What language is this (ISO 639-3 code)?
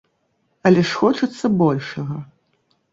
bel